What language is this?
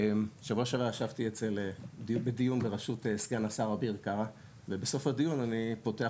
Hebrew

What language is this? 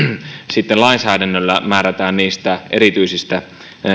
Finnish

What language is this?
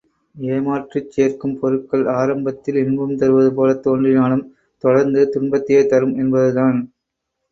Tamil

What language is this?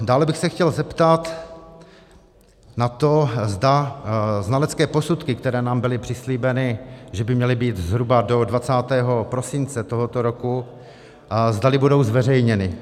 Czech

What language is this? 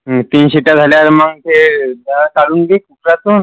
Marathi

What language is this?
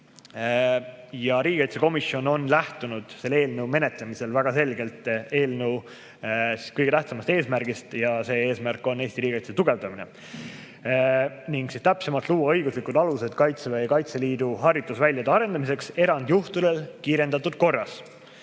Estonian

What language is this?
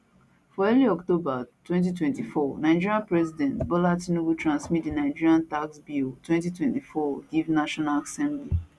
Nigerian Pidgin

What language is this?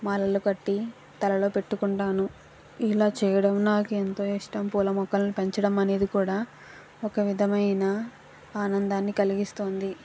Telugu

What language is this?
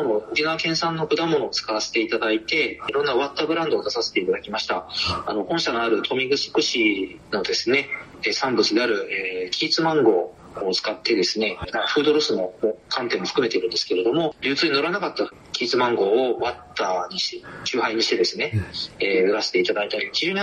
Japanese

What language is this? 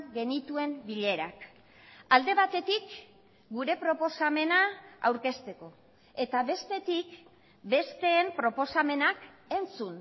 Basque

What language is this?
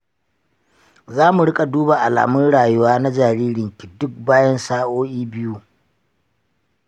Hausa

